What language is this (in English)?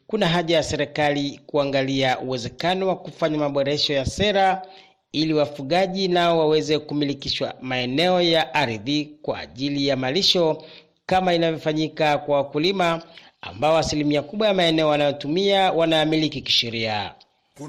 Swahili